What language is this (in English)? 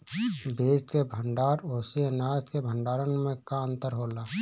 Bhojpuri